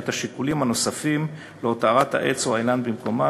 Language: Hebrew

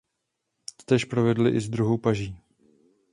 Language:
Czech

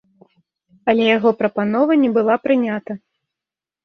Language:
Belarusian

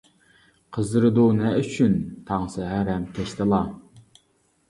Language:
Uyghur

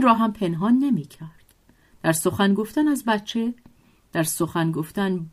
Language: Persian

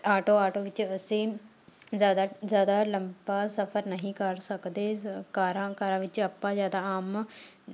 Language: Punjabi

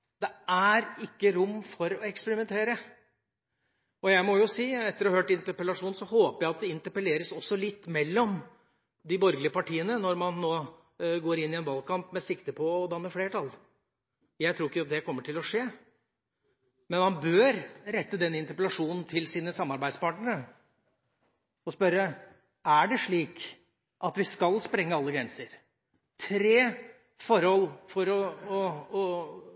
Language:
Norwegian Bokmål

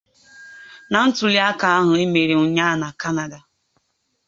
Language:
Igbo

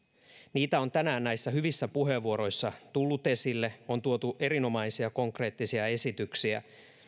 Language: Finnish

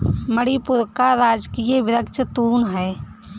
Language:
Hindi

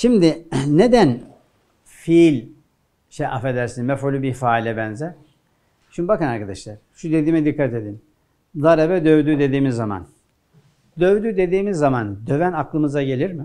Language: Turkish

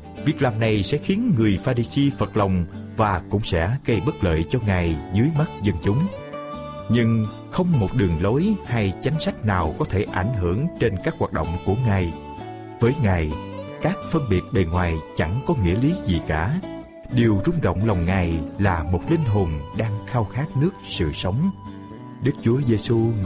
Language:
Vietnamese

